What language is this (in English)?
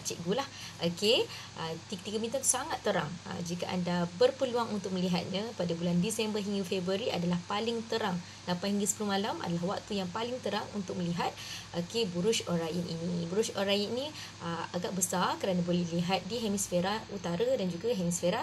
Malay